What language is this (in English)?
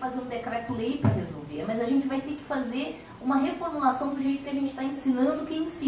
Portuguese